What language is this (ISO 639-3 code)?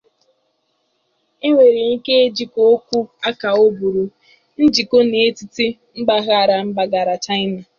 ibo